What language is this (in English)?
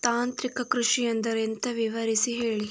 Kannada